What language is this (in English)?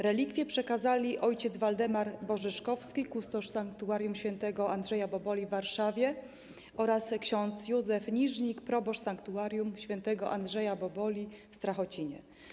Polish